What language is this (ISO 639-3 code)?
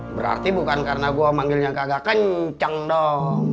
ind